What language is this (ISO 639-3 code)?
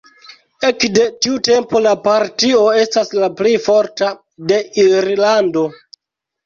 epo